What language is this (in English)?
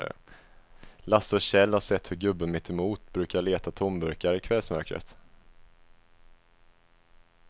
Swedish